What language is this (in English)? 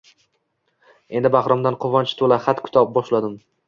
Uzbek